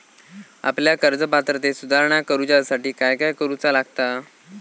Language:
Marathi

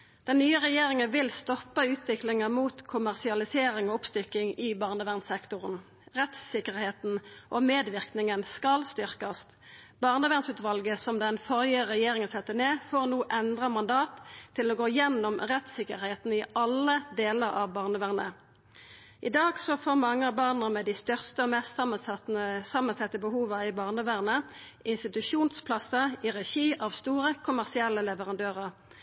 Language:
Norwegian Nynorsk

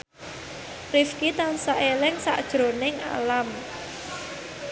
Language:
Javanese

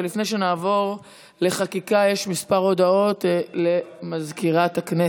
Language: Hebrew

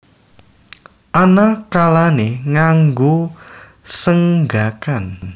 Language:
Javanese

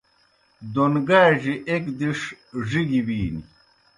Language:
Kohistani Shina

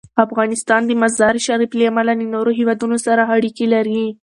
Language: Pashto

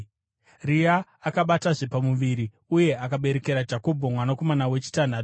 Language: Shona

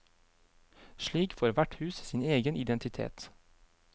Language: Norwegian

